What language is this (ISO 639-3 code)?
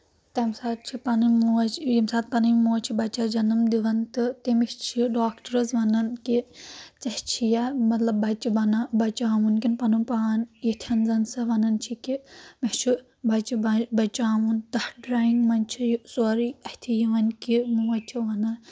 kas